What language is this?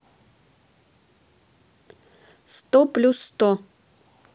Russian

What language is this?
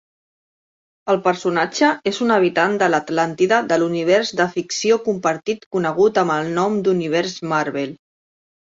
Catalan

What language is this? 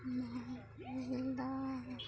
Santali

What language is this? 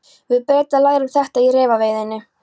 Icelandic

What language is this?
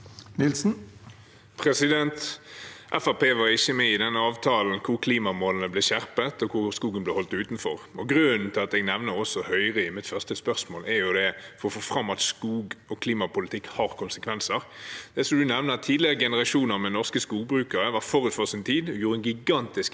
Norwegian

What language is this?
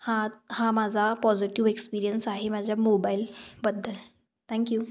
Marathi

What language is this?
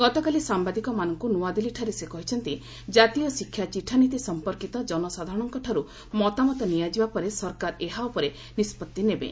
Odia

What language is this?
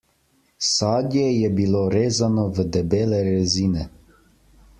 Slovenian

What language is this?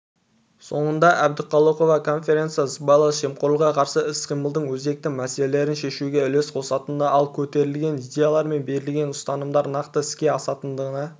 Kazakh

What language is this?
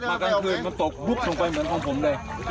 Thai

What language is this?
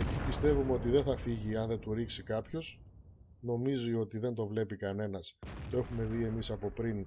Greek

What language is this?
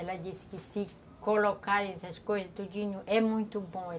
Portuguese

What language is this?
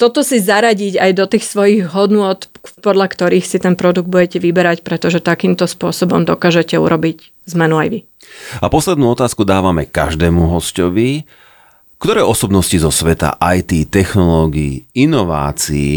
Slovak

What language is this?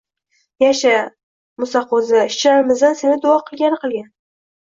Uzbek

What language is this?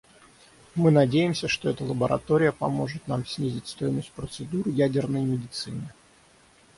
Russian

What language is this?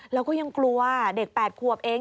Thai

